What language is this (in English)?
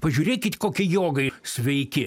Lithuanian